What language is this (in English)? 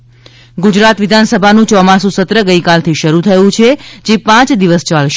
Gujarati